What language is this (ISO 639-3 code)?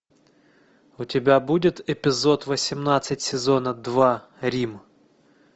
rus